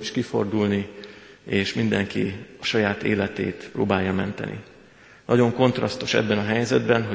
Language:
Hungarian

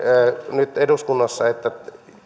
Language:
Finnish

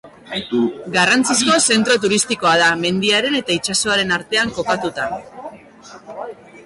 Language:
Basque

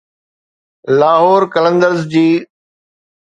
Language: Sindhi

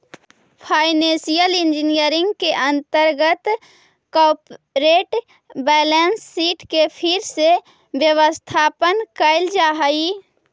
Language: Magahi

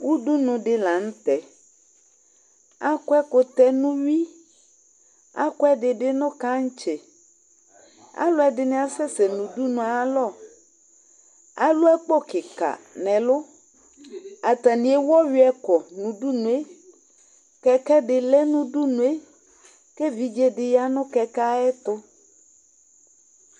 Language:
Ikposo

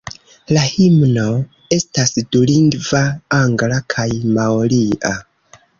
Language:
Esperanto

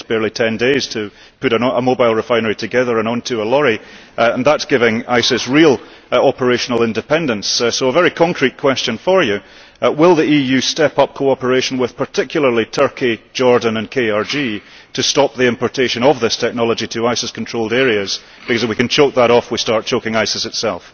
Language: English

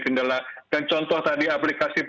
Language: Indonesian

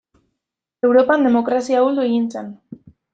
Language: Basque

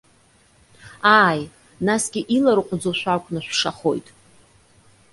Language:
Abkhazian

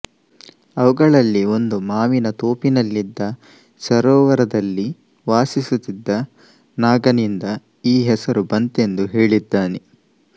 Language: Kannada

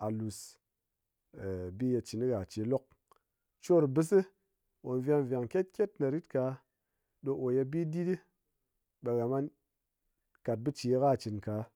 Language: Ngas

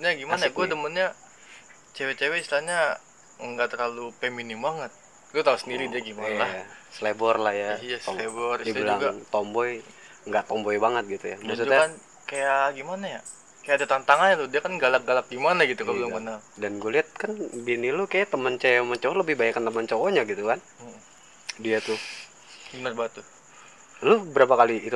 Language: Indonesian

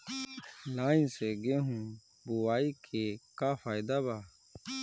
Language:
Bhojpuri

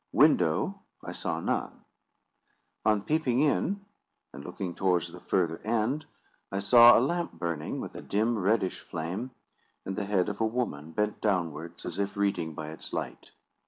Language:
English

